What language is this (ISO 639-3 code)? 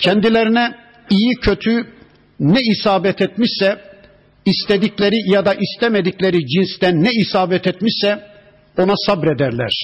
tur